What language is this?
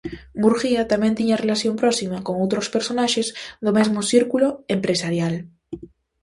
Galician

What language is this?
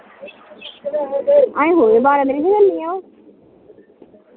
Dogri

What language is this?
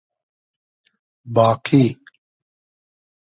Hazaragi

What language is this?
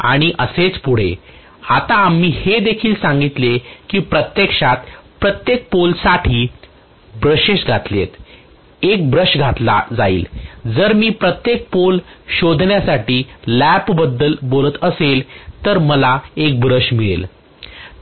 Marathi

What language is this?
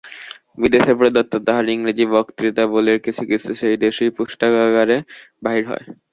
Bangla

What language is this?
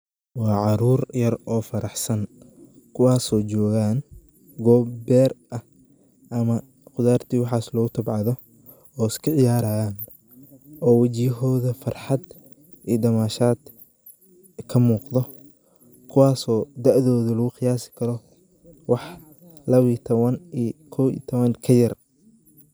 Somali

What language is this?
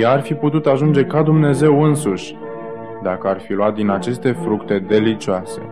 Romanian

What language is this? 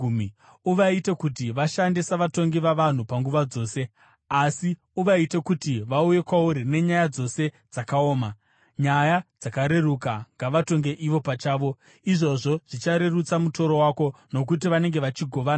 Shona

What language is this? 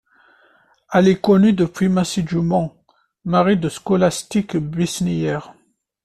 French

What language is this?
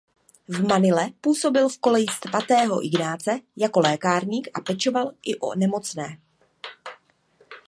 Czech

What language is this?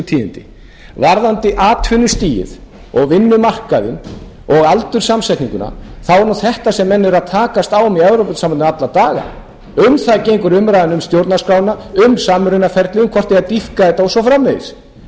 Icelandic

